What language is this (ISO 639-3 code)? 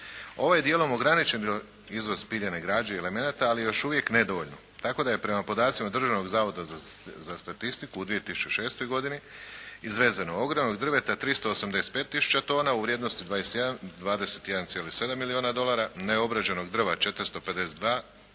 hrv